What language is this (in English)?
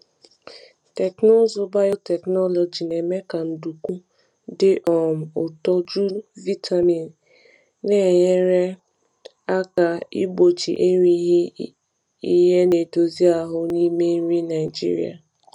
Igbo